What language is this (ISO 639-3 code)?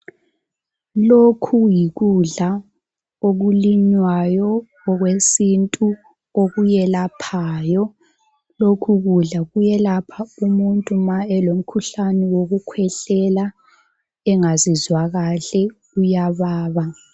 nde